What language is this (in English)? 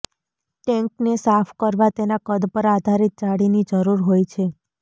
Gujarati